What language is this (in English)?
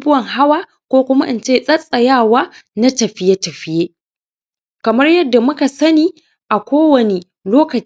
Hausa